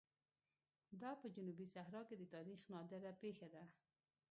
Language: Pashto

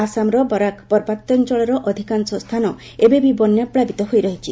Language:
Odia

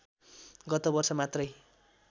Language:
Nepali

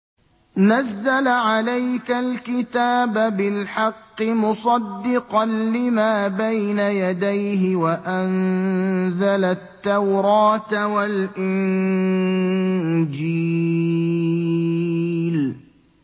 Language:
Arabic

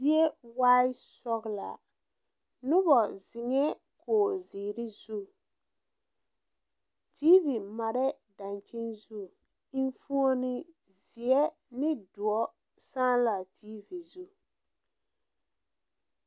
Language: Southern Dagaare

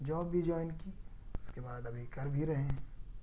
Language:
Urdu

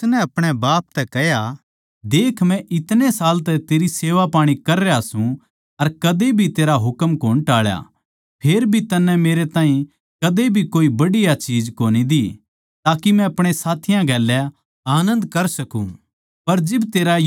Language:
Haryanvi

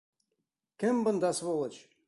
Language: Bashkir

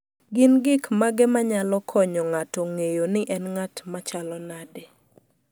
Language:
Luo (Kenya and Tanzania)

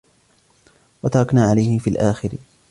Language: Arabic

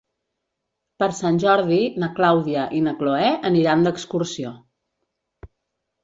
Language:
Catalan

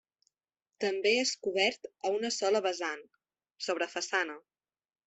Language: Catalan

